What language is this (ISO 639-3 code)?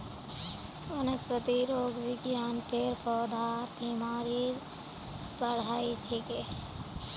mag